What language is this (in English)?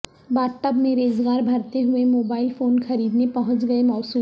Urdu